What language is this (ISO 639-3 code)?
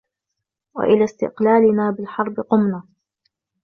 ara